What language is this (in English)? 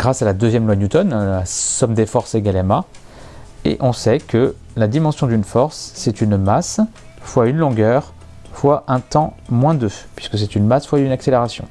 French